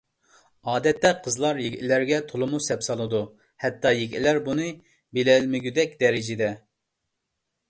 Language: Uyghur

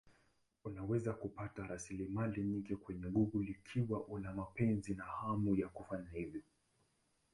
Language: Swahili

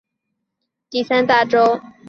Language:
Chinese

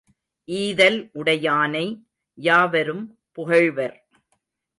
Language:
Tamil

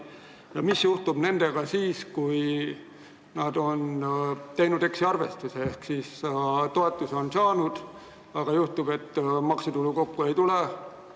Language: Estonian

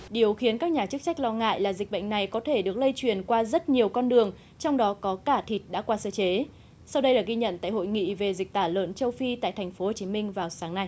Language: Vietnamese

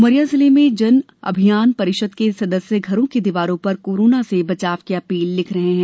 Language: Hindi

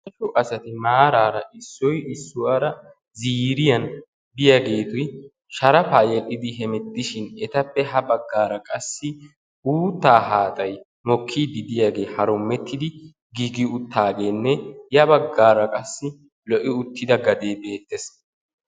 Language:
Wolaytta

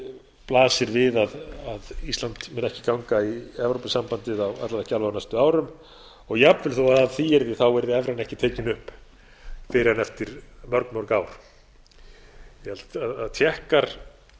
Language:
Icelandic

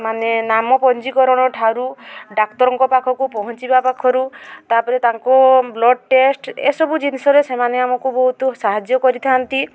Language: Odia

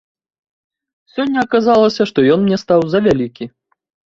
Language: Belarusian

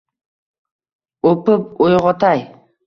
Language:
Uzbek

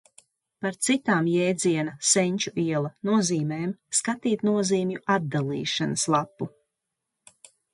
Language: Latvian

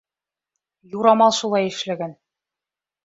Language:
Bashkir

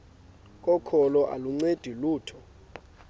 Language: Xhosa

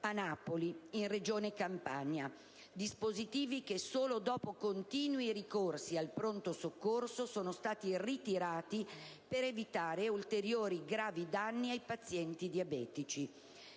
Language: Italian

